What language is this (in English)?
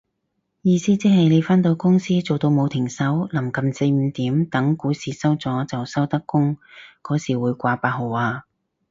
Cantonese